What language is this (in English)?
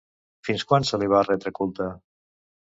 Catalan